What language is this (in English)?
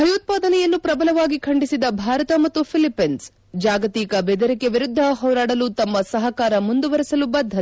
Kannada